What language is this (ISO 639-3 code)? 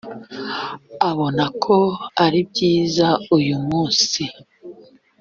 kin